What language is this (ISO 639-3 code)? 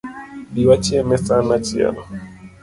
luo